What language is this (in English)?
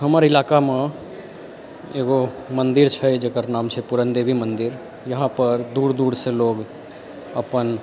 Maithili